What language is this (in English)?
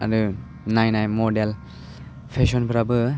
Bodo